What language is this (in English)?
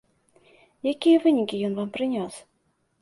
Belarusian